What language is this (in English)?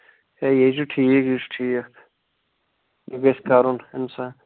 Kashmiri